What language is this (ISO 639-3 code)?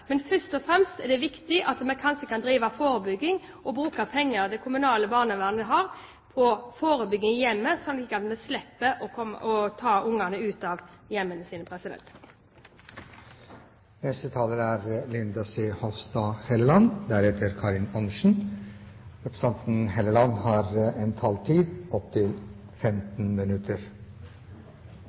nob